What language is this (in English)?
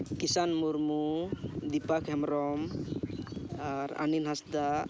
Santali